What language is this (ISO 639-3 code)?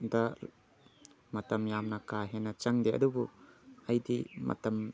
mni